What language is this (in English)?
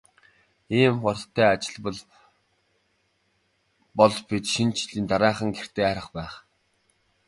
Mongolian